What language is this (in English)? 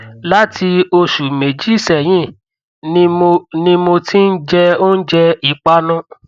Yoruba